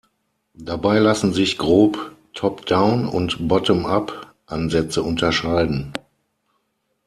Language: German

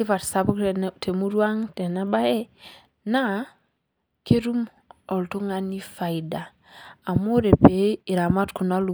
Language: Masai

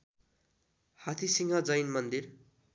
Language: Nepali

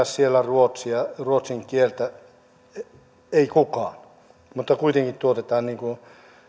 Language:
Finnish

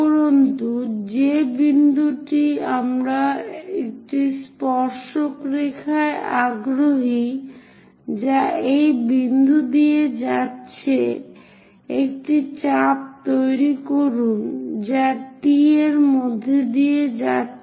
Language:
Bangla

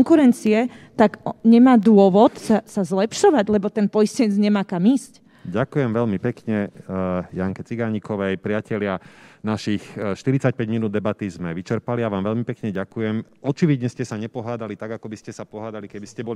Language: Slovak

